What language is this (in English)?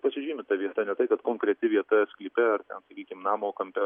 Lithuanian